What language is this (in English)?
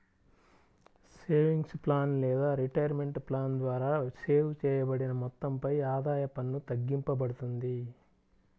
Telugu